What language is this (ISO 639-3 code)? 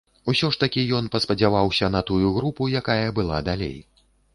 bel